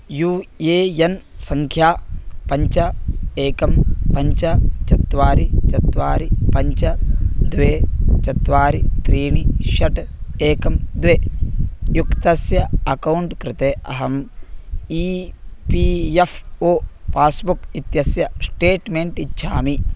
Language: Sanskrit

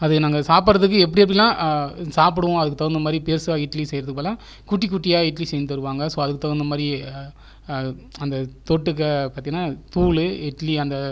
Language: Tamil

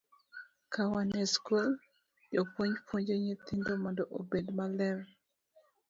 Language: Luo (Kenya and Tanzania)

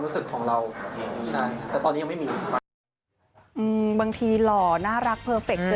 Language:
Thai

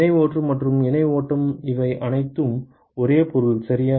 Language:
Tamil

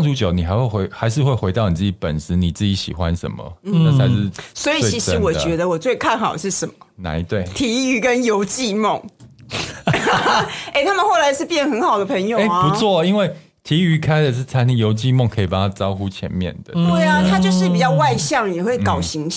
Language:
Chinese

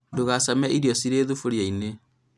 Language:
Kikuyu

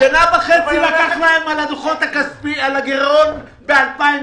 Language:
Hebrew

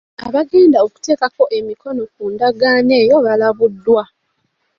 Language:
Ganda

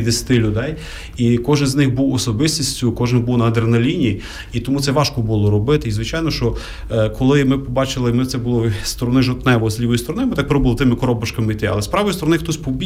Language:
Ukrainian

